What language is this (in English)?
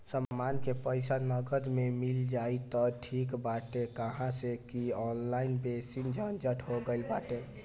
Bhojpuri